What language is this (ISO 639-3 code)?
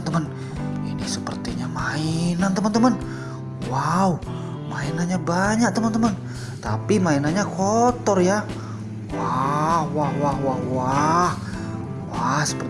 ind